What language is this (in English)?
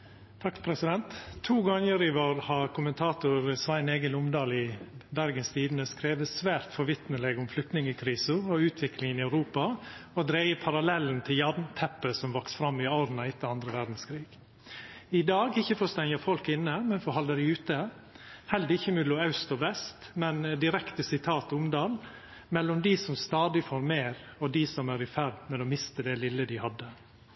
Norwegian Nynorsk